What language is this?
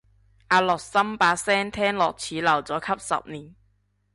Cantonese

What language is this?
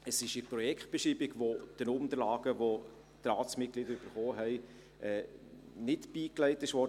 Swiss German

